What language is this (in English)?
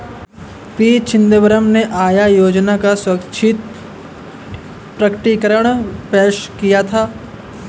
Hindi